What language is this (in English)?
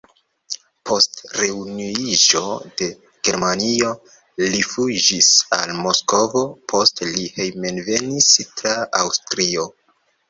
Esperanto